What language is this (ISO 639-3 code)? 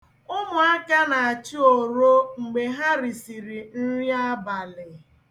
ibo